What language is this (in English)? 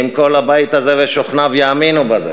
Hebrew